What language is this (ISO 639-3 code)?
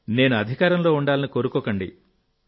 tel